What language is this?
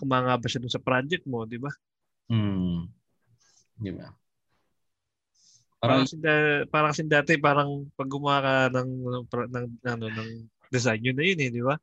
Filipino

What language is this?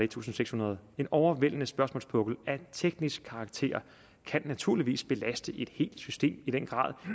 Danish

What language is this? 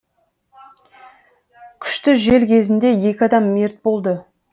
Kazakh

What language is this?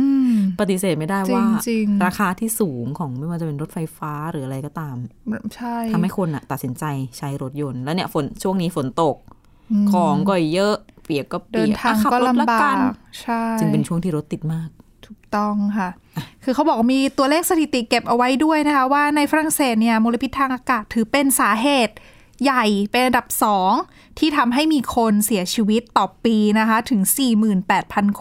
Thai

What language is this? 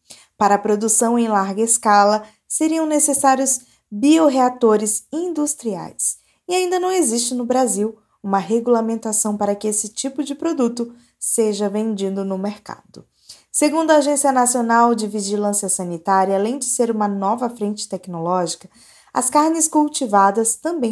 Portuguese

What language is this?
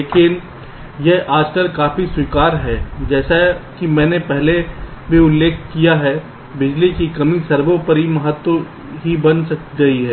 Hindi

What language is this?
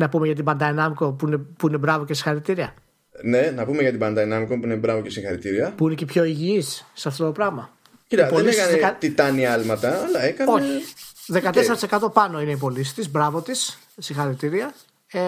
Greek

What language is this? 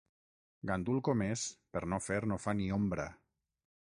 Catalan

